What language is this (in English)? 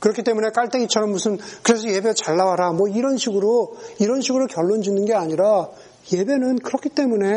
Korean